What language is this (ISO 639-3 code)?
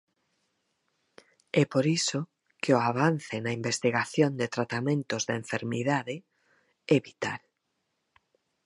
glg